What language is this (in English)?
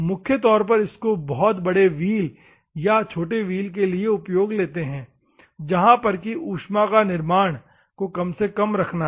Hindi